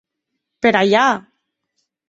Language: Occitan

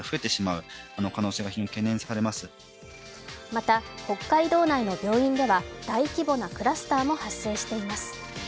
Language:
Japanese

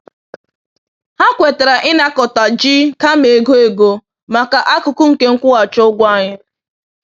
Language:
Igbo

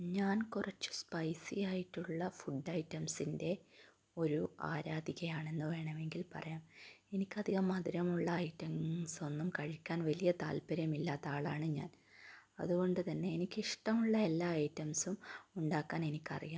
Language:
Malayalam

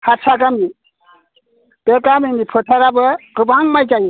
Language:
Bodo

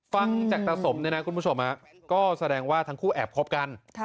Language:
Thai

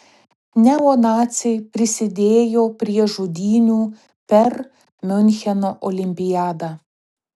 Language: Lithuanian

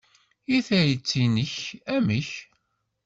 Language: Kabyle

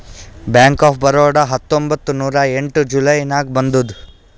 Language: Kannada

